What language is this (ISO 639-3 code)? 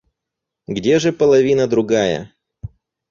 rus